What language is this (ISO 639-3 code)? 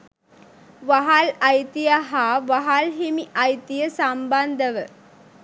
sin